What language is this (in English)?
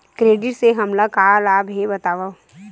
Chhattisgarhi